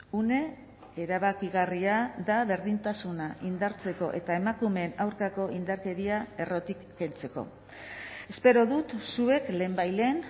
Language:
Basque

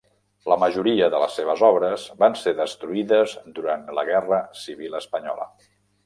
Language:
Catalan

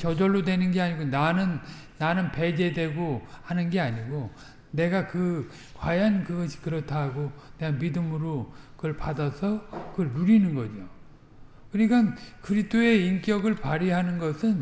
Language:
Korean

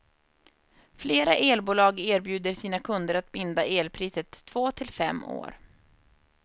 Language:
Swedish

